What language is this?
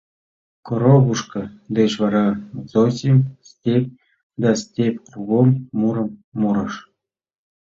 Mari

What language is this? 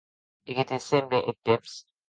Occitan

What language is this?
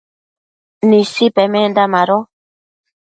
Matsés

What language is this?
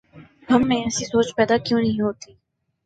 Urdu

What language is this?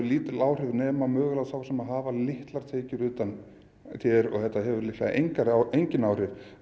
Icelandic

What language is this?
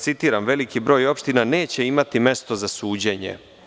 Serbian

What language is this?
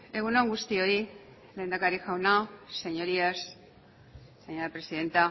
Basque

